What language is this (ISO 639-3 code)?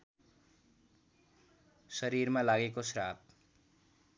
nep